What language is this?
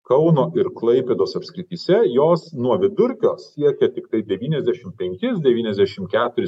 Lithuanian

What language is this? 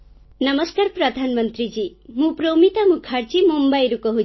Odia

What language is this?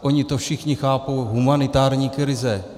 Czech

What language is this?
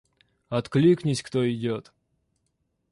Russian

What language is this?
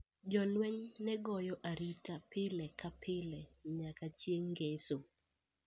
Luo (Kenya and Tanzania)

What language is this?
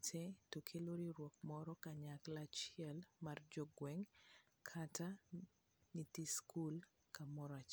Luo (Kenya and Tanzania)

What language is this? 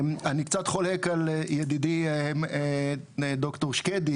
Hebrew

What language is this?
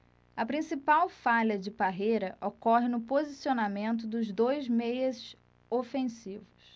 Portuguese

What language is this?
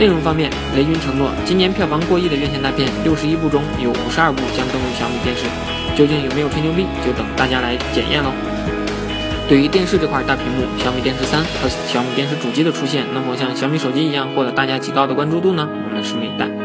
Chinese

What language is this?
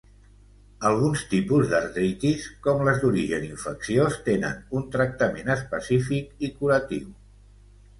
Catalan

